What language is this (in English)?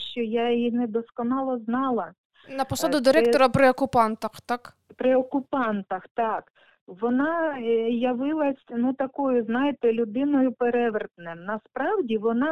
Ukrainian